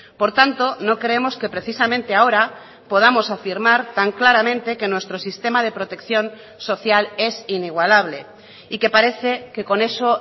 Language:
Spanish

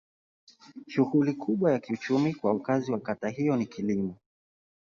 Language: Swahili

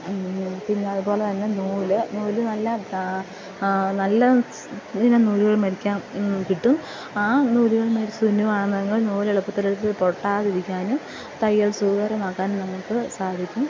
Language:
Malayalam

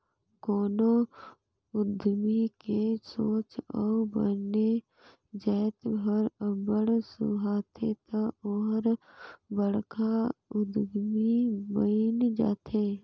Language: Chhattisgarhi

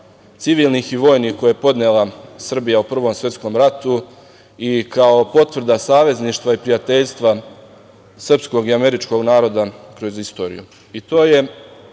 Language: Serbian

